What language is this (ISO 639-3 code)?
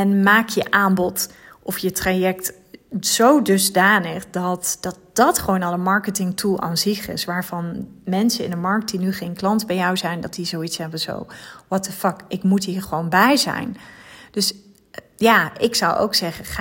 nld